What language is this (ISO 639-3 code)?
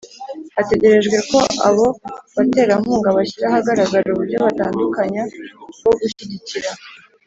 kin